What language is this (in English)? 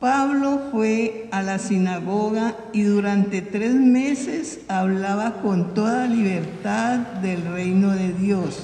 Spanish